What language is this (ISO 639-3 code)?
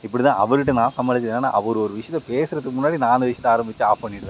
tam